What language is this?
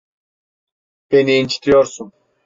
Turkish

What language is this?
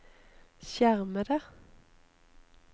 Norwegian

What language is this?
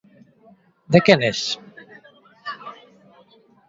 Galician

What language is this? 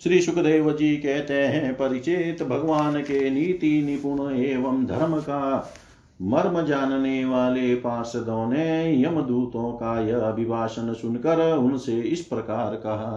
Hindi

